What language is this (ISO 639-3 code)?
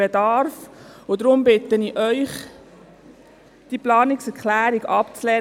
gsw